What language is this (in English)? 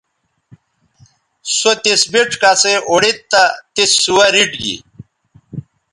Bateri